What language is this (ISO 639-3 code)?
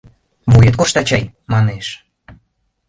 chm